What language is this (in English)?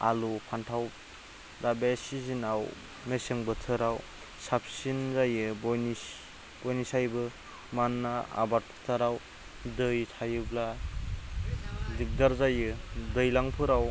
Bodo